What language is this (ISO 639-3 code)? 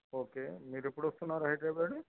tel